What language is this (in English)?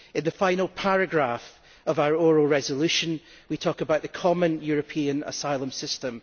English